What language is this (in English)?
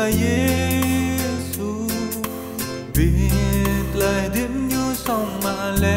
Vietnamese